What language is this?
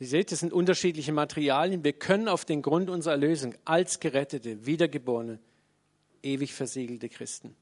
German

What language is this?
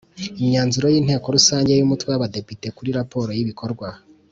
Kinyarwanda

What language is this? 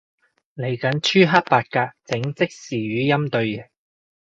Cantonese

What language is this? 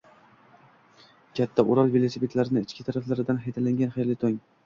Uzbek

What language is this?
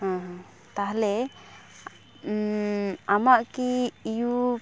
Santali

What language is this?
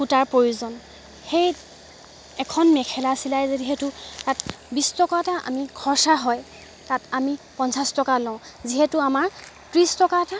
Assamese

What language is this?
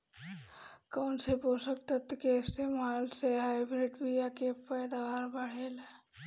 Bhojpuri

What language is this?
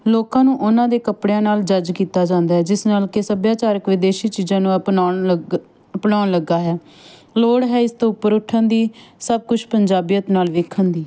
Punjabi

